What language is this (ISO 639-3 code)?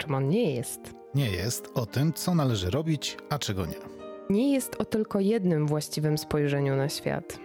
pol